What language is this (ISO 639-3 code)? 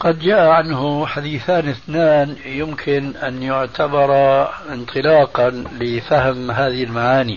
ara